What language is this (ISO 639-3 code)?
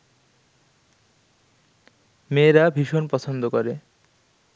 ben